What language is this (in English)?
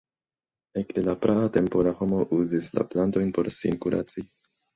Esperanto